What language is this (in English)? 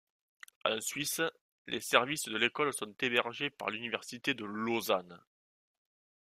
French